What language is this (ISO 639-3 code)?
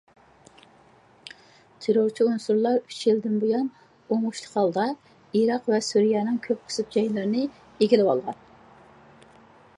uig